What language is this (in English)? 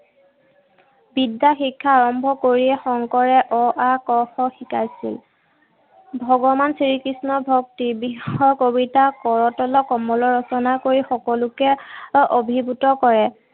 Assamese